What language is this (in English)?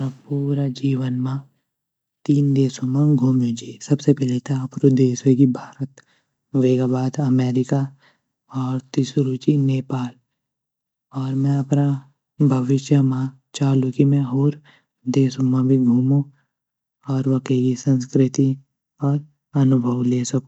Garhwali